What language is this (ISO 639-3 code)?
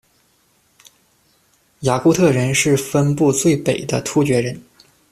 zho